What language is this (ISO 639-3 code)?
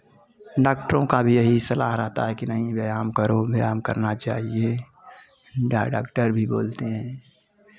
hin